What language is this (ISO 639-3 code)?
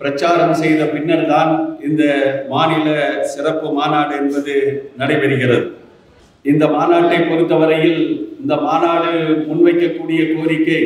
tam